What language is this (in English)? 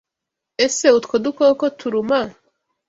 Kinyarwanda